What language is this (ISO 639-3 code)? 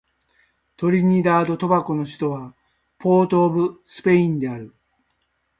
jpn